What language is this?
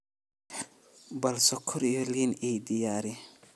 Somali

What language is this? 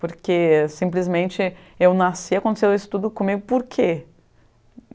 Portuguese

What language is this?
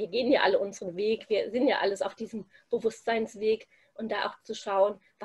German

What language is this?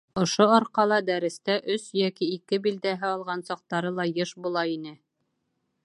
Bashkir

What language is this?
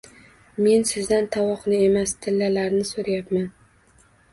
Uzbek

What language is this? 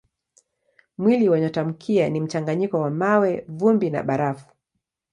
Swahili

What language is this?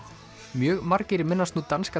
Icelandic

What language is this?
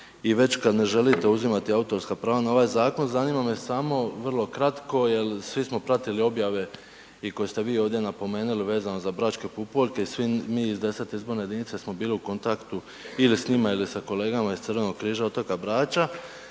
Croatian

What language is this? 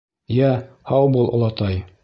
Bashkir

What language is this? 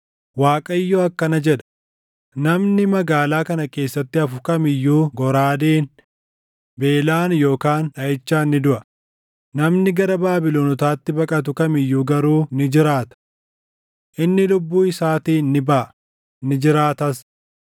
Oromo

